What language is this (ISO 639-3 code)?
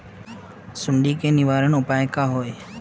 mag